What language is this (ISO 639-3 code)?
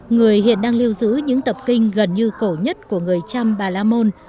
vie